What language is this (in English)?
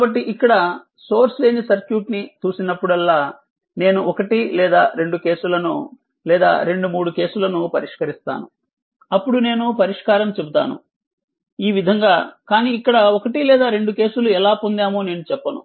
Telugu